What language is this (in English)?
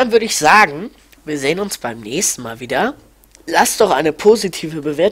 German